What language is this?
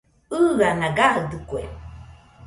Nüpode Huitoto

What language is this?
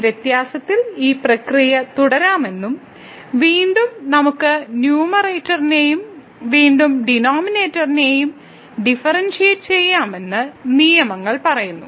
Malayalam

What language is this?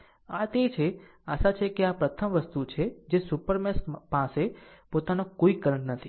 Gujarati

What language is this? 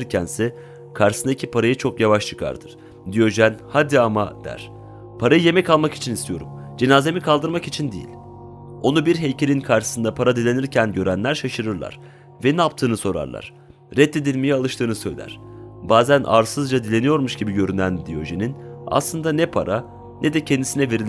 Turkish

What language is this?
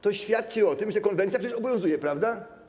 Polish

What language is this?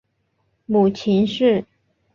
Chinese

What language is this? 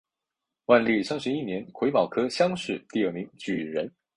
Chinese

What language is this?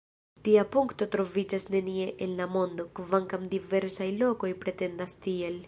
Esperanto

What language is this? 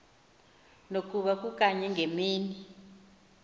Xhosa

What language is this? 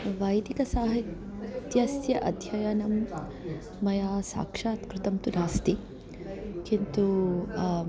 Sanskrit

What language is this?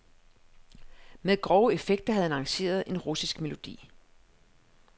Danish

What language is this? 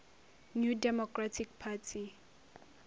Northern Sotho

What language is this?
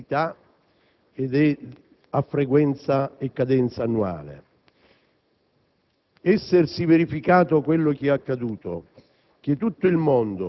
Italian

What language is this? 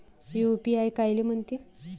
Marathi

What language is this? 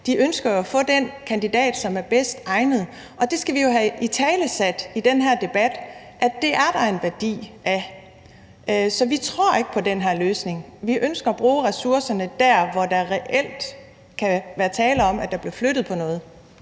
Danish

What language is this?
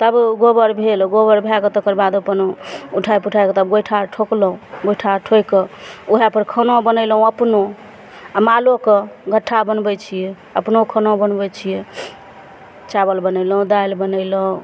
Maithili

